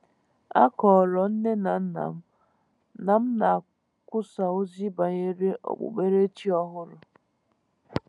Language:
Igbo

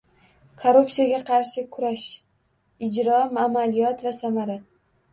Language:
Uzbek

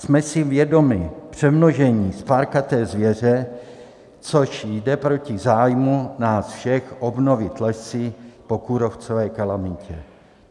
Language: Czech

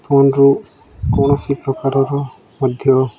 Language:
Odia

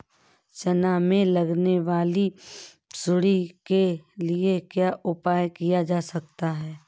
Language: Hindi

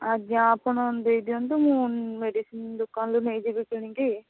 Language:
Odia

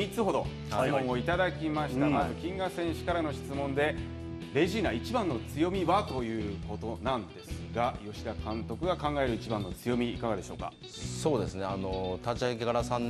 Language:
Japanese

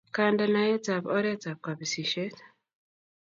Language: Kalenjin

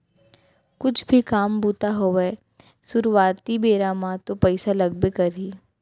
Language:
Chhattisgarhi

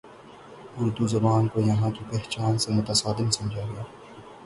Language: Urdu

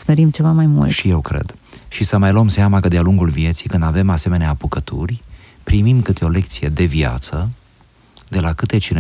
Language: Romanian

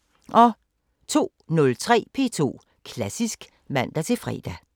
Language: Danish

